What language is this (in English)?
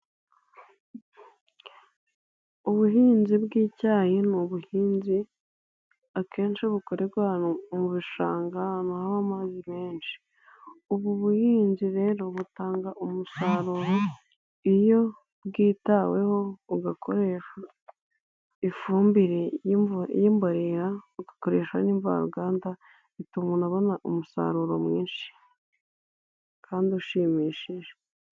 Kinyarwanda